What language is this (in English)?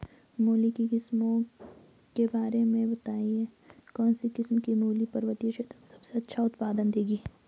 Hindi